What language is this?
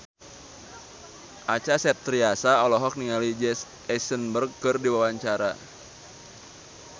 Sundanese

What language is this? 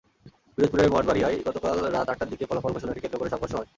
Bangla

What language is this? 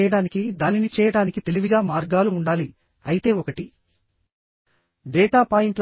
Telugu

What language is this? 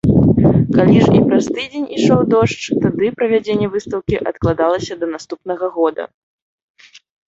Belarusian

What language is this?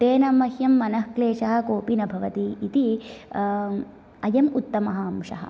Sanskrit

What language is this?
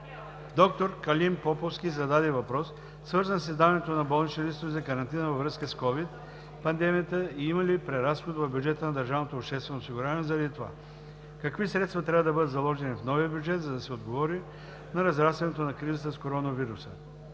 Bulgarian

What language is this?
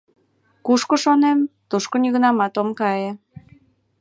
Mari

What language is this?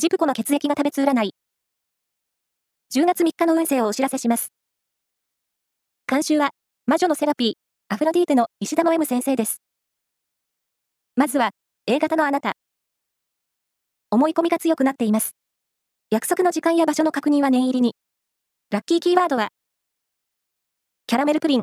Japanese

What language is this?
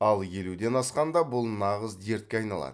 Kazakh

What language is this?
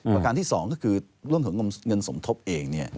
Thai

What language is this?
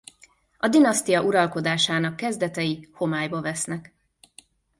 Hungarian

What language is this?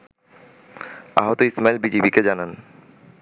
Bangla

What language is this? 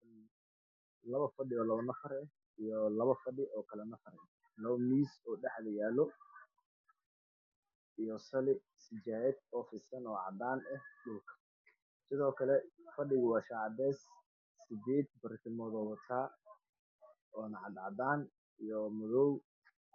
Somali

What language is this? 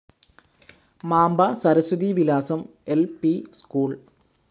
Malayalam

